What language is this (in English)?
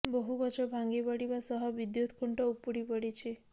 Odia